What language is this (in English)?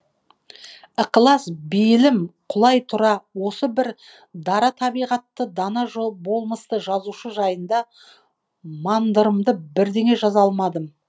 Kazakh